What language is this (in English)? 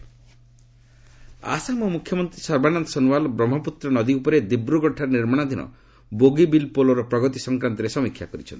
Odia